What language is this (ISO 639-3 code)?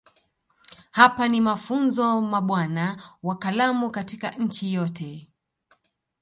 swa